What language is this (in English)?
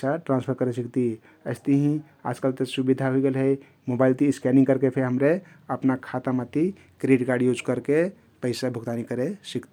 Kathoriya Tharu